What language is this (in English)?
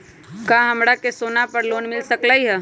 Magahi